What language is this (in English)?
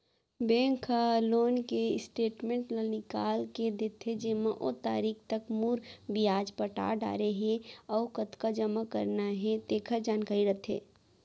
Chhattisgarhi